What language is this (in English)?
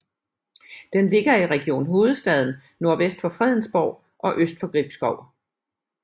Danish